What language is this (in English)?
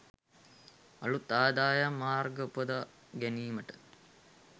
Sinhala